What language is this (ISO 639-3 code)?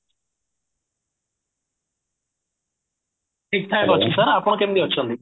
ori